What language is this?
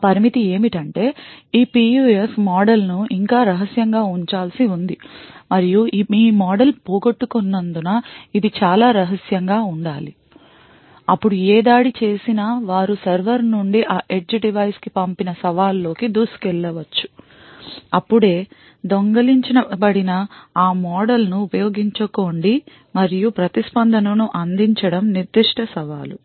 Telugu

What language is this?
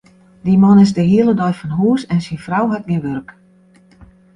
Western Frisian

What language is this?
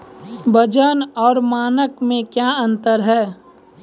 Maithili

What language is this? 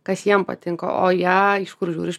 Lithuanian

